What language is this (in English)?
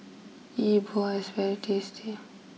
English